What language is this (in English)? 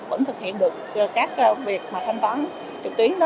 Vietnamese